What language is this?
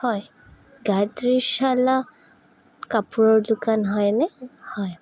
Assamese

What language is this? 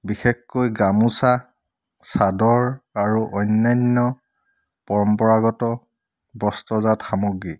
Assamese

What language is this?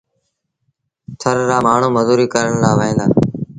Sindhi Bhil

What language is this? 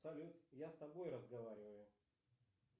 Russian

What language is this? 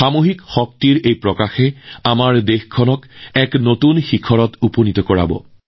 Assamese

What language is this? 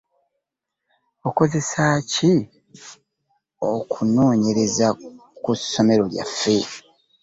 Ganda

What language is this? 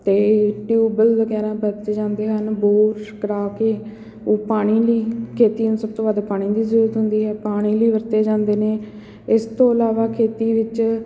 Punjabi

